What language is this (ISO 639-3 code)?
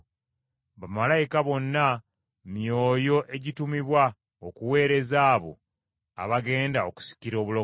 lug